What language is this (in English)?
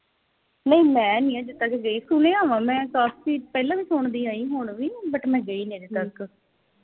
Punjabi